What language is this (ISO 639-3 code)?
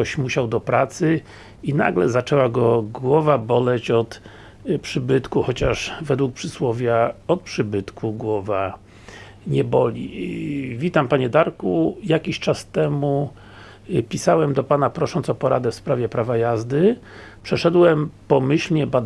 pol